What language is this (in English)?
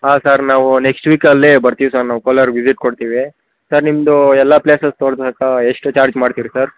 Kannada